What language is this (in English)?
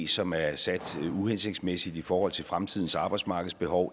Danish